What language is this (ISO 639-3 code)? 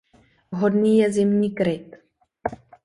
ces